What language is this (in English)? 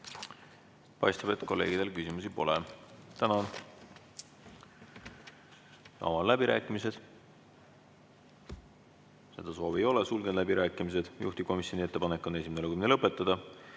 Estonian